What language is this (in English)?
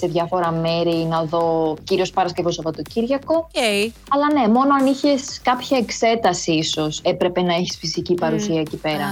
Greek